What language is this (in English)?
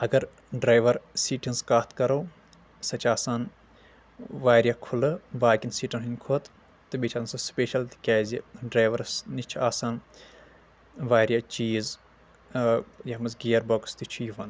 Kashmiri